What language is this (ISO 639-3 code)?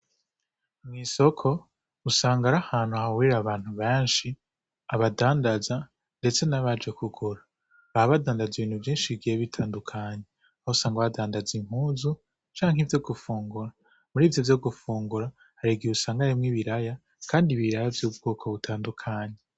run